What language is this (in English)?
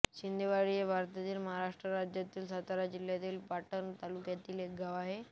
Marathi